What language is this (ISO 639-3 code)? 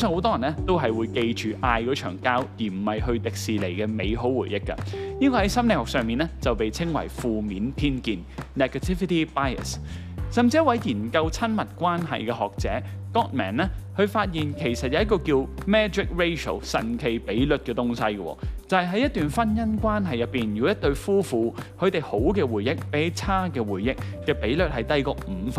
zho